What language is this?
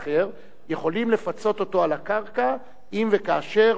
Hebrew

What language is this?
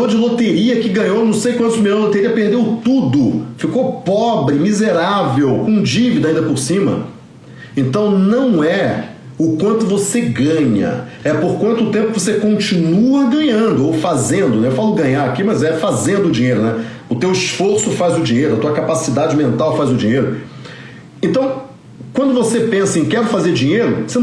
Portuguese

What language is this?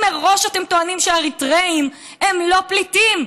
Hebrew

